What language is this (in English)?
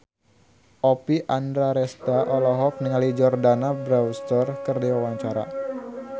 Sundanese